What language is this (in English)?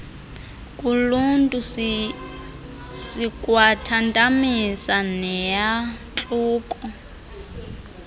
Xhosa